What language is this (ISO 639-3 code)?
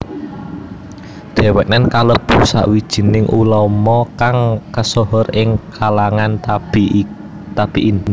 jav